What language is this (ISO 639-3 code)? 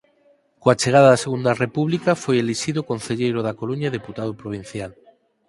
glg